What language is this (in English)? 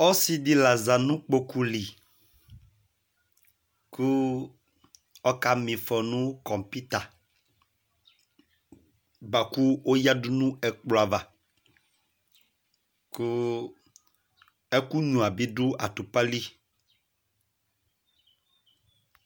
Ikposo